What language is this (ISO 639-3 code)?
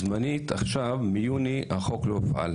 heb